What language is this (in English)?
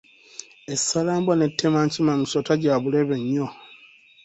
Ganda